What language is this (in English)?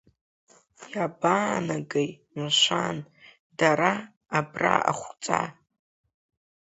Abkhazian